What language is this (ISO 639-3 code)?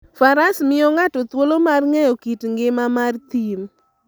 luo